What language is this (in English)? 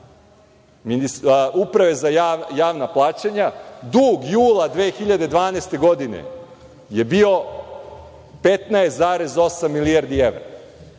Serbian